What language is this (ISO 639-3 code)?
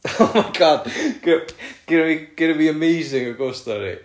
cym